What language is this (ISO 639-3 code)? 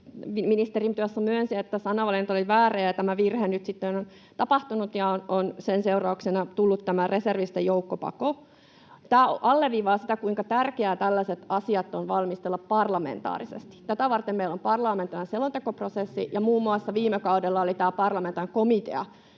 fin